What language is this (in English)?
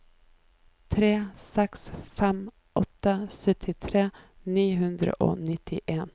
Norwegian